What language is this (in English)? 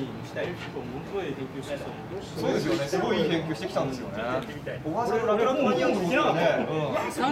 Japanese